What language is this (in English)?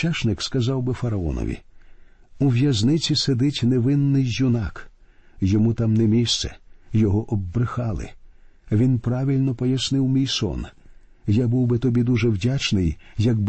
Ukrainian